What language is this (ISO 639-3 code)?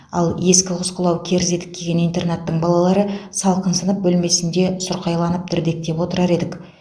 kaz